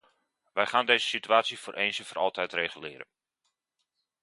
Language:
Dutch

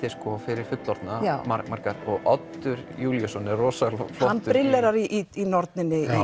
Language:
Icelandic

